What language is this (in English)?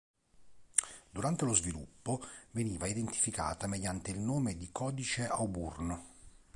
Italian